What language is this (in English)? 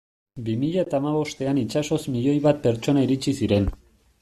Basque